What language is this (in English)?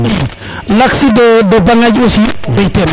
Serer